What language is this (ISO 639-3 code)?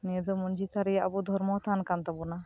sat